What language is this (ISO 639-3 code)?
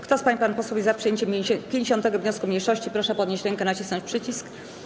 pol